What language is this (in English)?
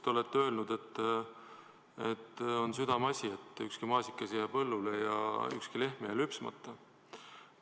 Estonian